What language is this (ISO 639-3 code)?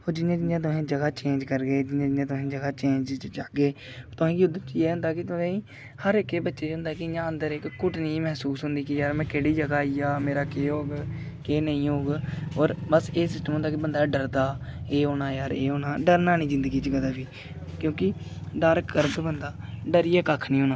doi